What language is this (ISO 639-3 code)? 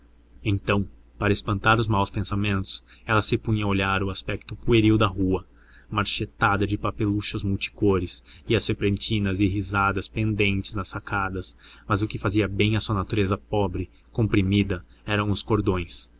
por